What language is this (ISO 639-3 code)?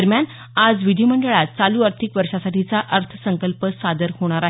mar